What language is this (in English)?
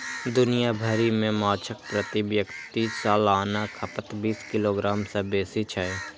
Maithili